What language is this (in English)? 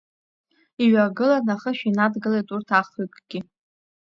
Abkhazian